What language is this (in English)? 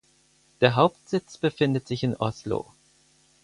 German